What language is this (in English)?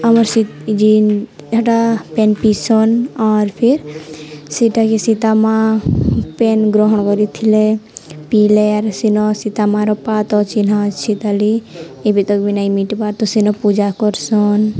Odia